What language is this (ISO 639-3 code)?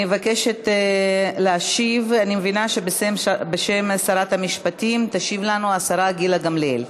heb